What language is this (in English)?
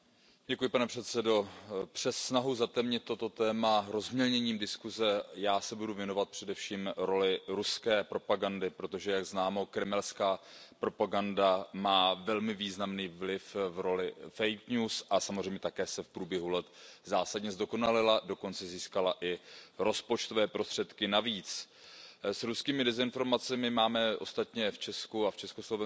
Czech